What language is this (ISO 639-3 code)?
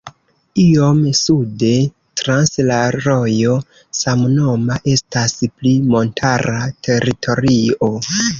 epo